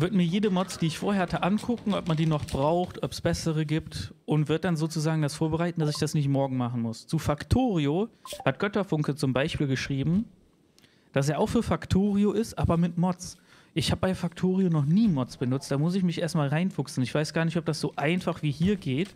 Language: German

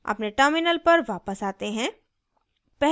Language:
Hindi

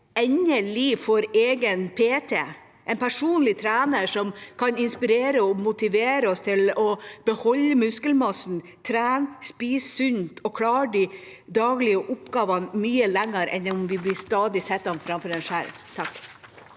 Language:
Norwegian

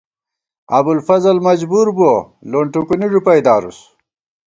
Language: Gawar-Bati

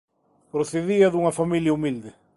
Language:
Galician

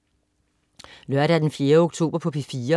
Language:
Danish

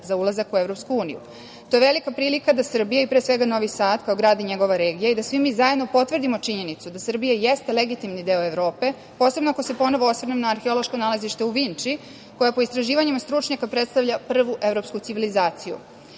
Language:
Serbian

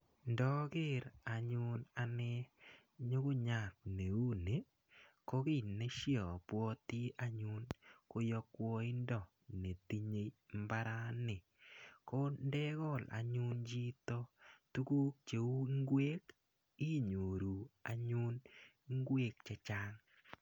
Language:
Kalenjin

